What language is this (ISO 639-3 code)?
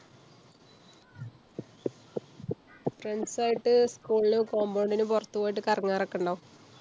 mal